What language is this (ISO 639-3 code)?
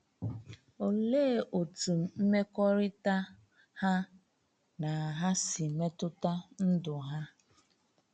ibo